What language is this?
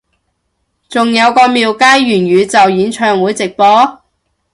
Cantonese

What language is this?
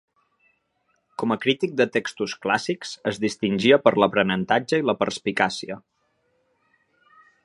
Catalan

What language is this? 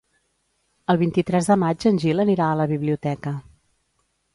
Catalan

